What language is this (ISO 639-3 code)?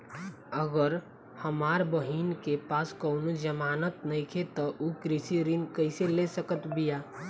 bho